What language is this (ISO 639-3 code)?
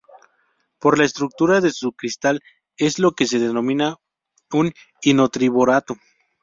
spa